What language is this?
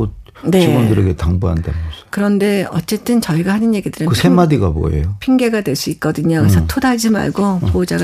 Korean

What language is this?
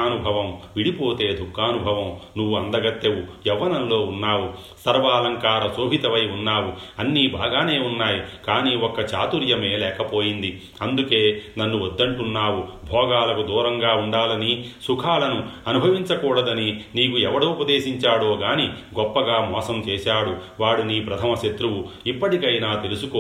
Telugu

